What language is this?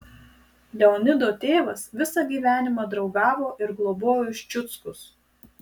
Lithuanian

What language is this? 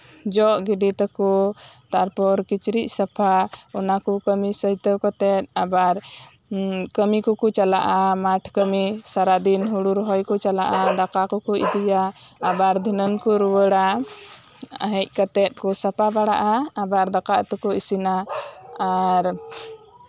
Santali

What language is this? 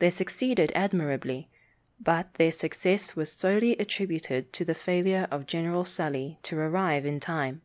English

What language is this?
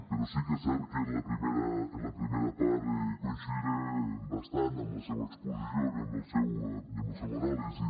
Catalan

